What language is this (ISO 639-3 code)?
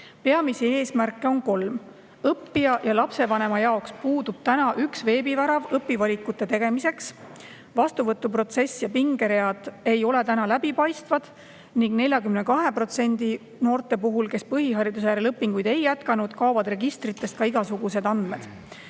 est